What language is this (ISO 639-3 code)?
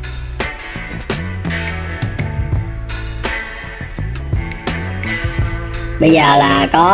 vie